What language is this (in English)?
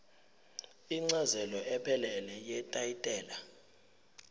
Zulu